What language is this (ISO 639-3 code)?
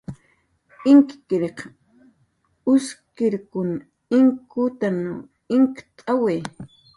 jqr